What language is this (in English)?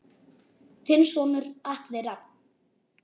Icelandic